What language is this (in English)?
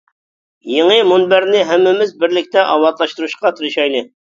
Uyghur